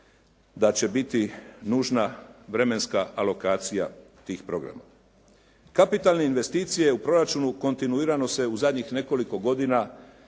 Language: Croatian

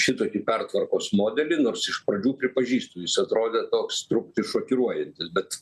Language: Lithuanian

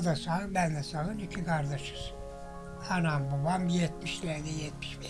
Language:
Turkish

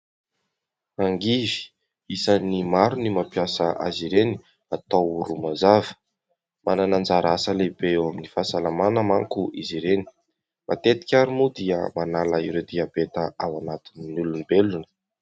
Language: Malagasy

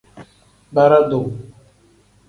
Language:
Tem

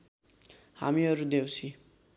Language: Nepali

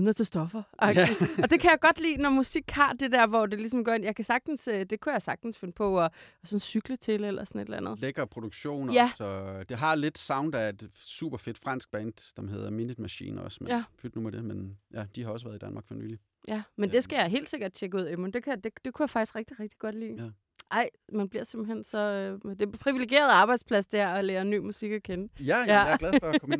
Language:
Danish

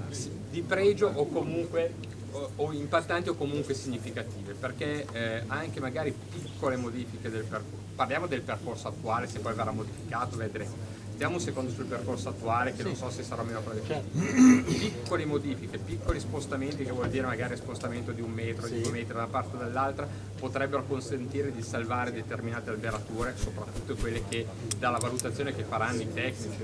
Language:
Italian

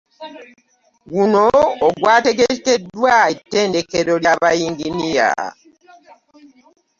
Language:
Ganda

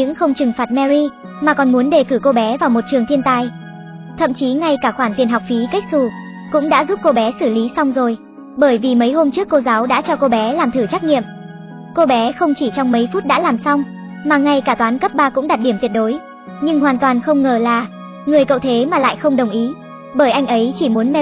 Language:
Vietnamese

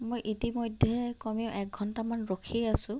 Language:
Assamese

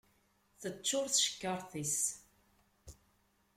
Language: Kabyle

